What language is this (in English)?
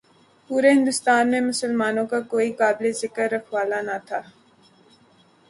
Urdu